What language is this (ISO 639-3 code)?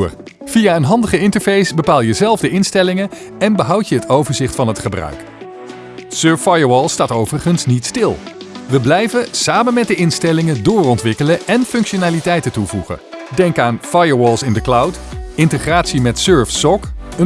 nld